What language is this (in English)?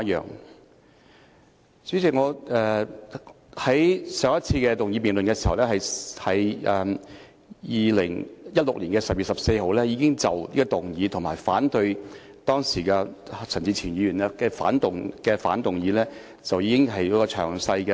Cantonese